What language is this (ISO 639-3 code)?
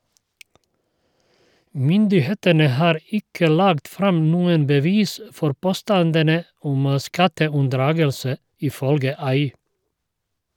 nor